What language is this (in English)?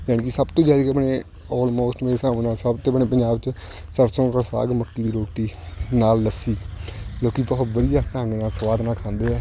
Punjabi